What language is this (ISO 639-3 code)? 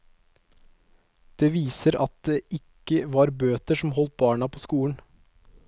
nor